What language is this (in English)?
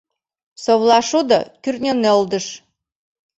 Mari